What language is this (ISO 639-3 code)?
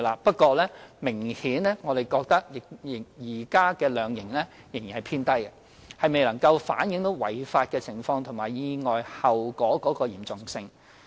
yue